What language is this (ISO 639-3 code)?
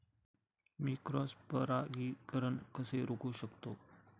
mar